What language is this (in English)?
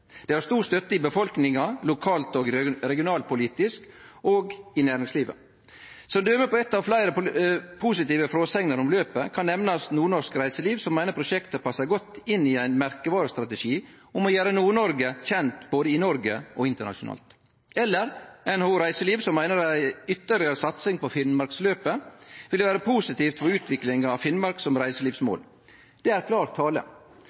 Norwegian Nynorsk